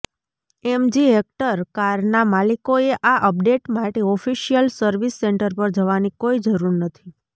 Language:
Gujarati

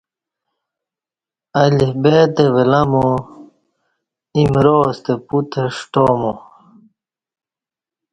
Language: Kati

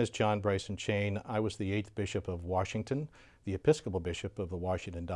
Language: English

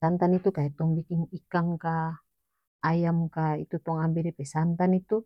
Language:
North Moluccan Malay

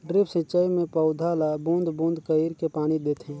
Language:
Chhattisgarhi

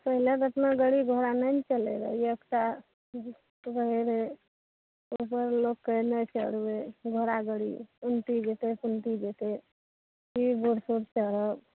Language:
Maithili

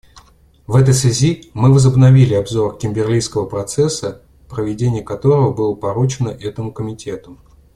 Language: Russian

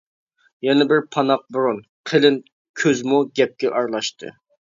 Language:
Uyghur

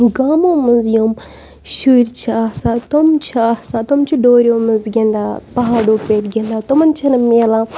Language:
Kashmiri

